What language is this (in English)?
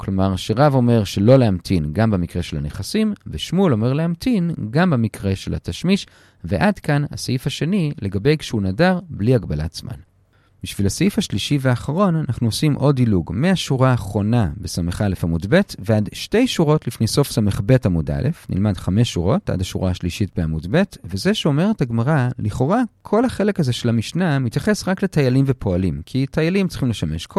Hebrew